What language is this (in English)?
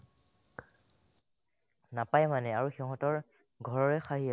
Assamese